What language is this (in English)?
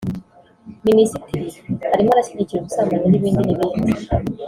Kinyarwanda